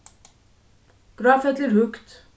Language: Faroese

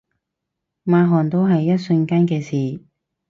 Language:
Cantonese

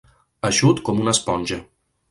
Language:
Catalan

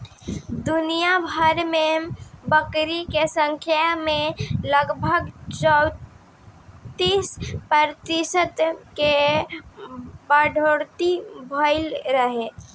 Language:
Bhojpuri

